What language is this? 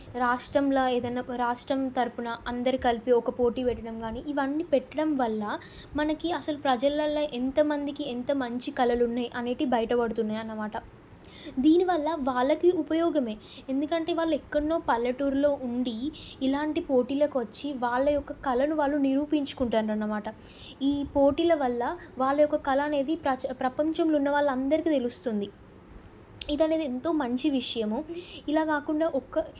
Telugu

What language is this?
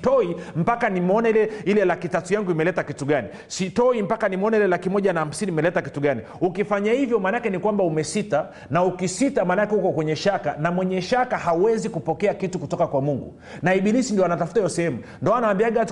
Swahili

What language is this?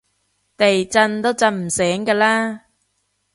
Cantonese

